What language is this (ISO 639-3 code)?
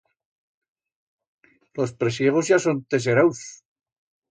arg